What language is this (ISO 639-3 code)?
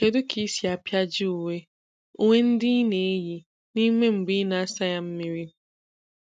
ibo